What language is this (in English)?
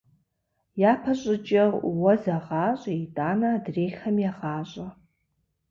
Kabardian